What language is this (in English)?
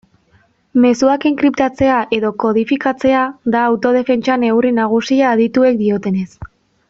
Basque